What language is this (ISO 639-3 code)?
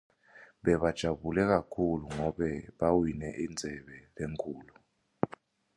ssw